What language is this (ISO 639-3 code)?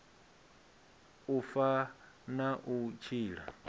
ven